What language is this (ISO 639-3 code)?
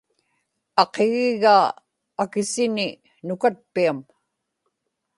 ipk